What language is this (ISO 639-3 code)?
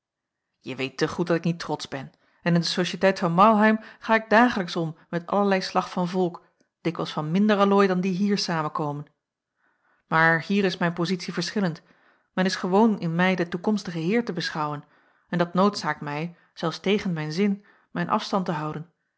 nld